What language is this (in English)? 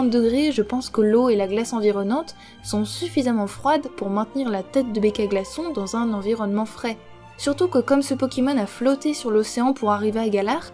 French